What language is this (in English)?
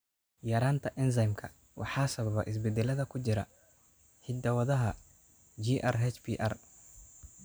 Somali